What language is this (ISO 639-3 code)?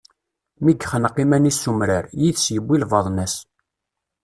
kab